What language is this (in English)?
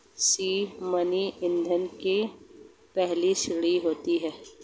Hindi